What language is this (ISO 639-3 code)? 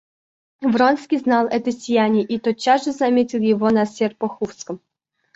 rus